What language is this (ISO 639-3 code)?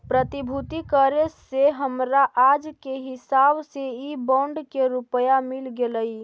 mag